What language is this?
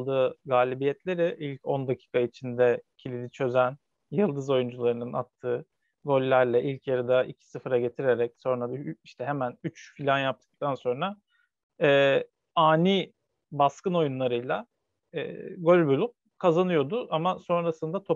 Turkish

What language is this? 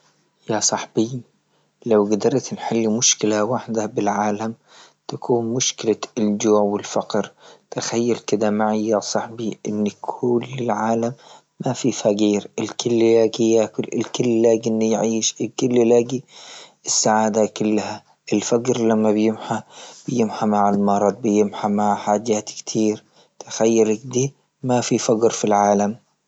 Libyan Arabic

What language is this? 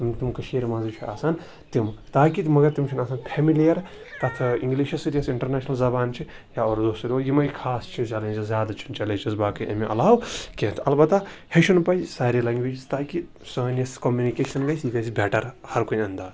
Kashmiri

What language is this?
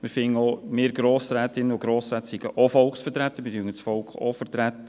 Swiss German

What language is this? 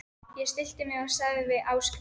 Icelandic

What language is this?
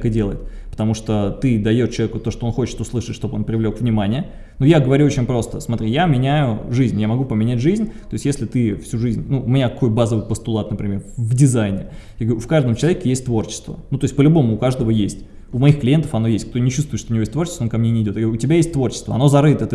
Russian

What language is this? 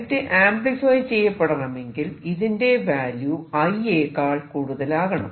Malayalam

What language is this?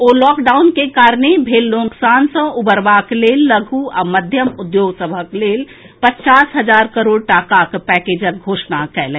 Maithili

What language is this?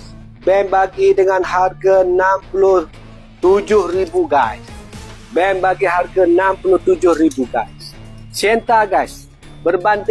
Malay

